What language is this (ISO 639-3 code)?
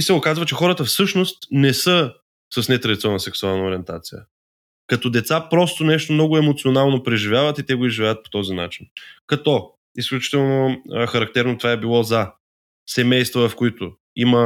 bul